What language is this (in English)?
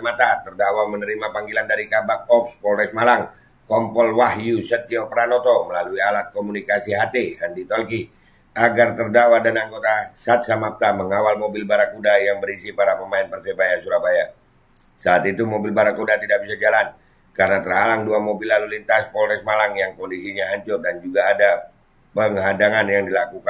Indonesian